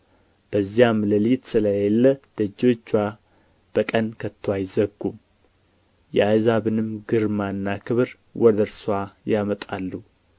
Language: Amharic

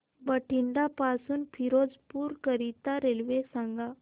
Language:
Marathi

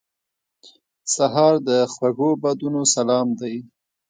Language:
Pashto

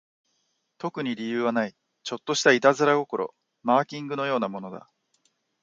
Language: Japanese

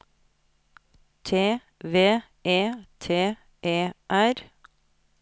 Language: Norwegian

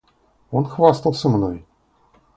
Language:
Russian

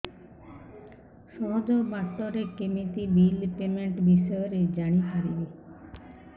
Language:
Odia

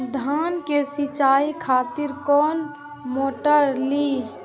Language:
Maithili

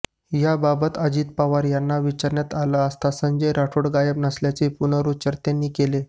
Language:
Marathi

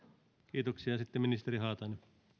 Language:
Finnish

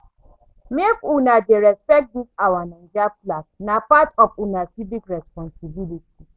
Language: Nigerian Pidgin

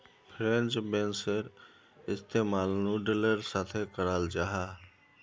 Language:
Magahi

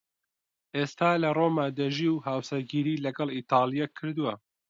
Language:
Central Kurdish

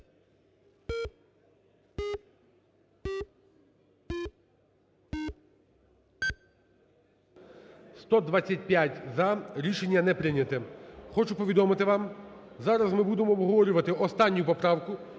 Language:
Ukrainian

